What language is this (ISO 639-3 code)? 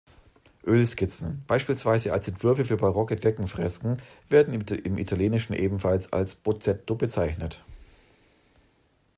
deu